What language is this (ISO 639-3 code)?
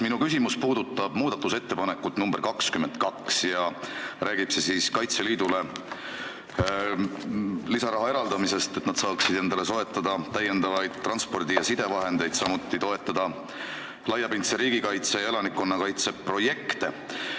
est